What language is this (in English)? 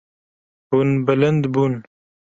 Kurdish